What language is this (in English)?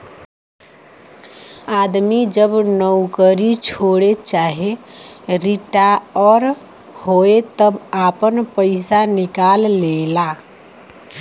Bhojpuri